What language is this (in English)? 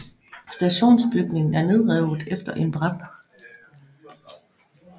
Danish